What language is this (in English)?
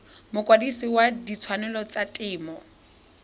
Tswana